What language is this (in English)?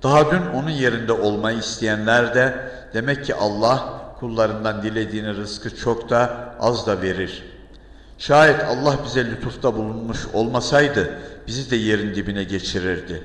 Turkish